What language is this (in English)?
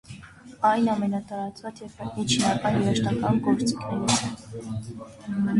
Armenian